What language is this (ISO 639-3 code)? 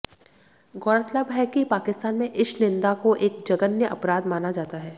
hin